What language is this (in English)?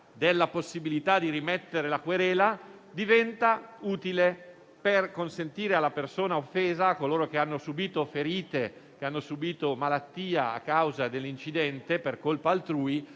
Italian